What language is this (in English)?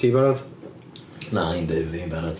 Welsh